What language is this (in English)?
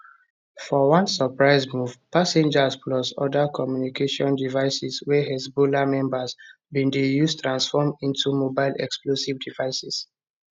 Nigerian Pidgin